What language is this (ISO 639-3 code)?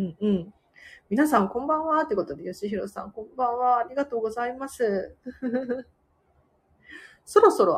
jpn